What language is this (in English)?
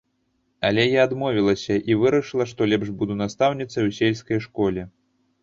Belarusian